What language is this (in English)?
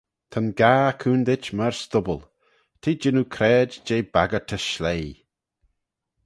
Manx